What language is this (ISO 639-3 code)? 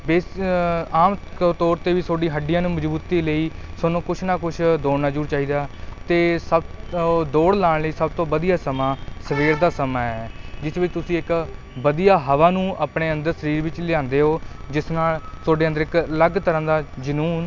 pan